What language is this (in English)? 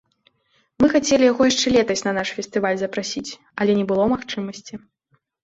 Belarusian